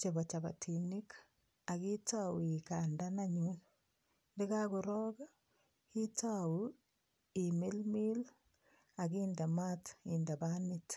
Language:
Kalenjin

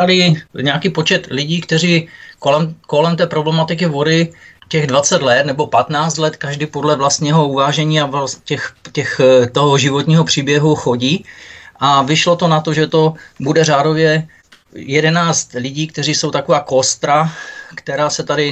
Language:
Czech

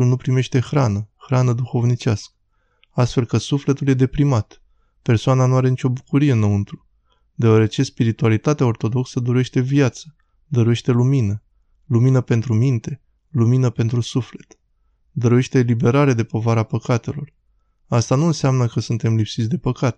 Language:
Romanian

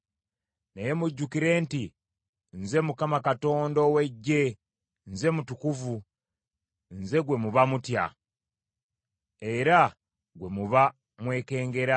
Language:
Ganda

